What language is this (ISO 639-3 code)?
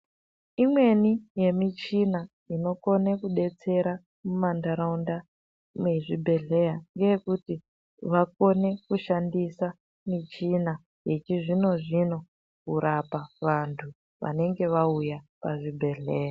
ndc